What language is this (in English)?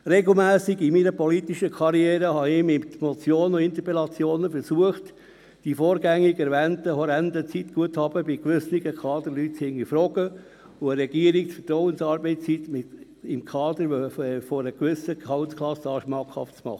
Swiss German